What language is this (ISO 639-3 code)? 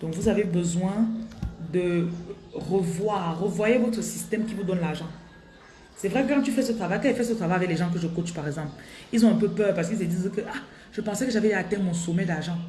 fra